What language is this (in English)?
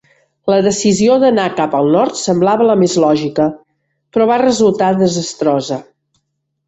Catalan